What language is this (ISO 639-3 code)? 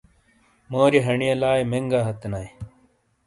scl